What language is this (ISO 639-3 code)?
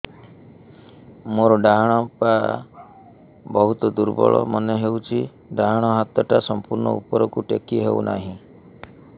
ori